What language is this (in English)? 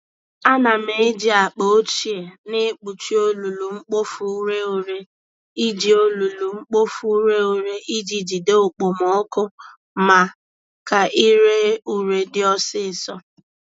Igbo